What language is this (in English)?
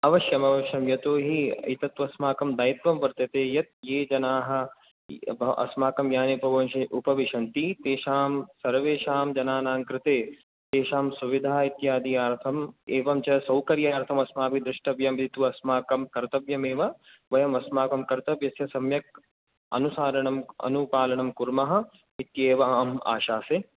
Sanskrit